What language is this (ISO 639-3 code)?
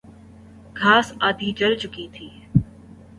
urd